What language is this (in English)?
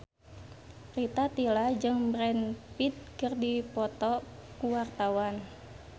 Sundanese